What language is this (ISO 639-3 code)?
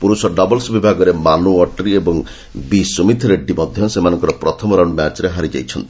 ori